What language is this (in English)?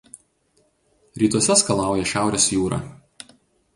Lithuanian